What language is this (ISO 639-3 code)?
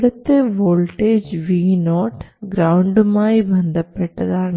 mal